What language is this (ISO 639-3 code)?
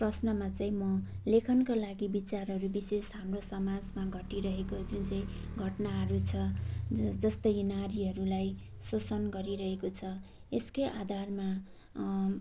nep